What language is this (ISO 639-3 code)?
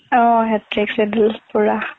asm